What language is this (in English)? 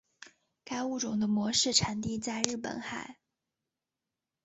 Chinese